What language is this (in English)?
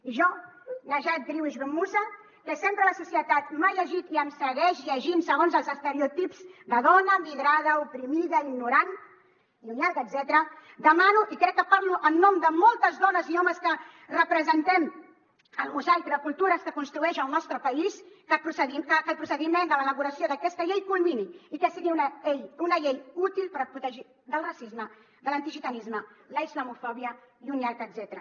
Catalan